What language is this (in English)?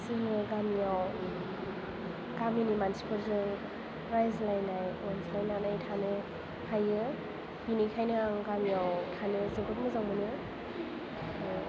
Bodo